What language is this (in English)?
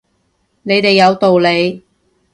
Cantonese